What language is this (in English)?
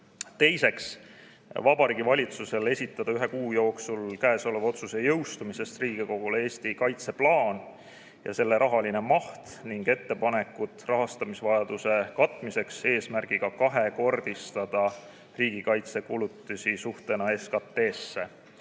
Estonian